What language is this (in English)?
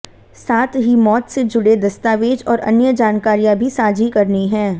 Hindi